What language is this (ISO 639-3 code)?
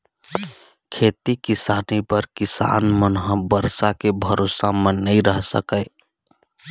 hne